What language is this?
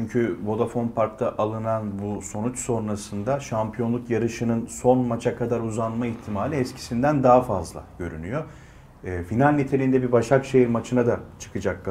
Turkish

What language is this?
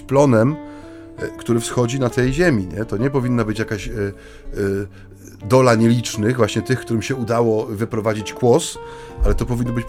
Polish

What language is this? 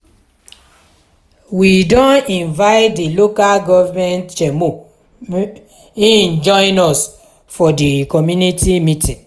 Nigerian Pidgin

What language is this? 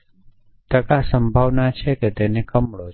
Gujarati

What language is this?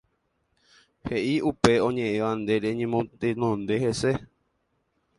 Guarani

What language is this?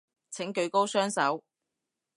Cantonese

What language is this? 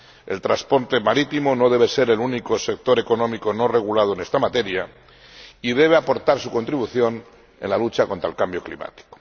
Spanish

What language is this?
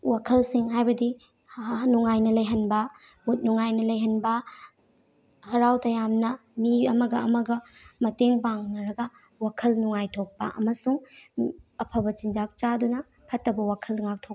Manipuri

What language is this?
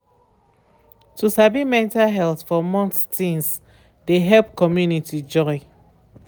Nigerian Pidgin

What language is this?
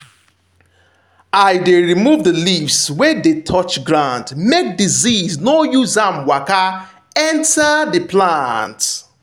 Nigerian Pidgin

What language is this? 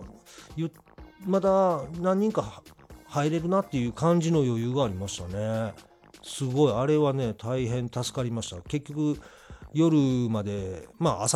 Japanese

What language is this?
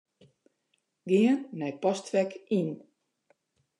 Western Frisian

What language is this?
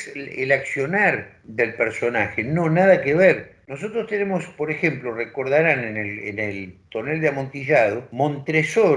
Spanish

